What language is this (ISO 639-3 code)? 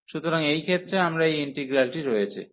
ben